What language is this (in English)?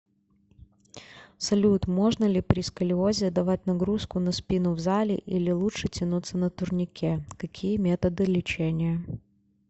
Russian